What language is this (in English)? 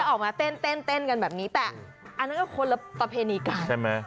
Thai